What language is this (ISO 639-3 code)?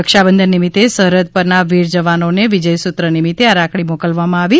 guj